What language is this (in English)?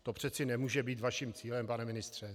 Czech